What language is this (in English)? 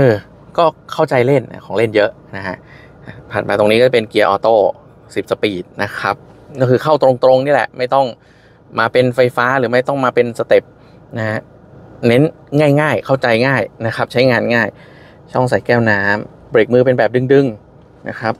Thai